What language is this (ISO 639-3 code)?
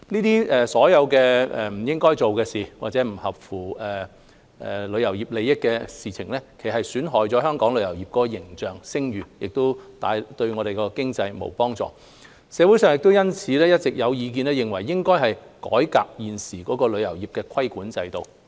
yue